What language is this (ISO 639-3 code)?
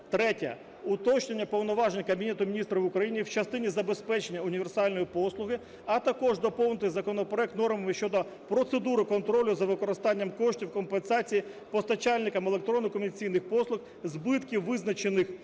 ukr